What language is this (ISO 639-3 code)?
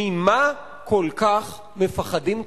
heb